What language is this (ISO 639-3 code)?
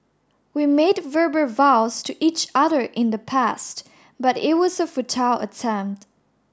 eng